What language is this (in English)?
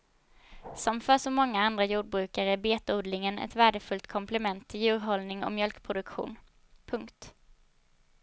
Swedish